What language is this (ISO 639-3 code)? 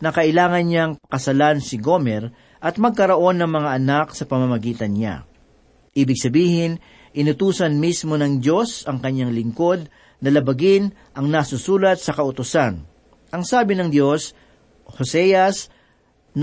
fil